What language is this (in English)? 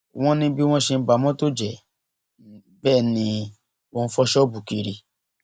Yoruba